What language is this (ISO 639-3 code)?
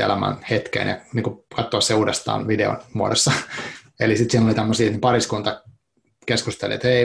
fin